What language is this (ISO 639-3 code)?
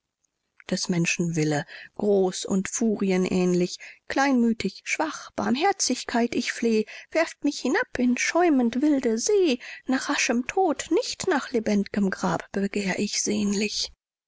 deu